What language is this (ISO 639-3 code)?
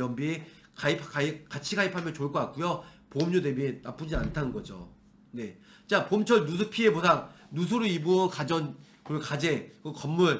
kor